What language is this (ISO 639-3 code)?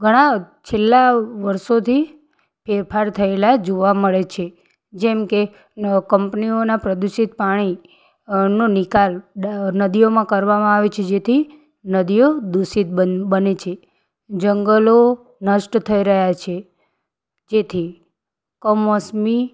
guj